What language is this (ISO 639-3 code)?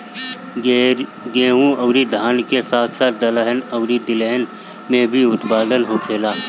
bho